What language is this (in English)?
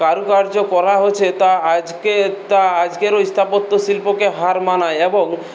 Bangla